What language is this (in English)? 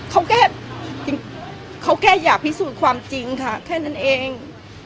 Thai